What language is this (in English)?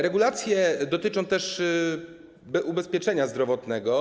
Polish